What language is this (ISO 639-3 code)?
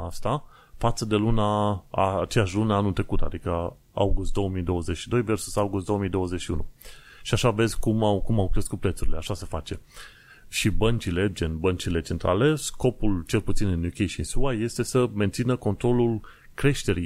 ron